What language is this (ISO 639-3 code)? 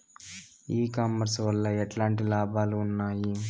tel